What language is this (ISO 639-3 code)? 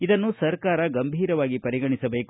kan